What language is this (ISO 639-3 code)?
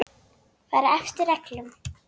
isl